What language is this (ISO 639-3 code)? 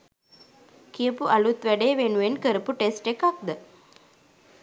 sin